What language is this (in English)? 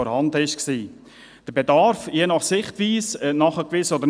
Swiss German